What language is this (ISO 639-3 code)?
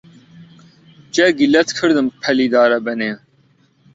ckb